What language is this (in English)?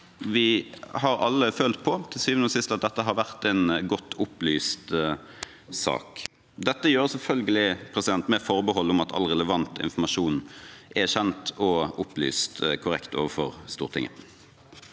Norwegian